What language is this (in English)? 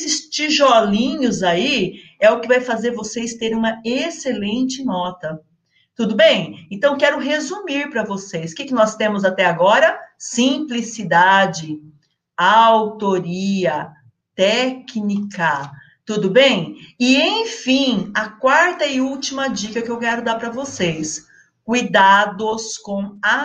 Portuguese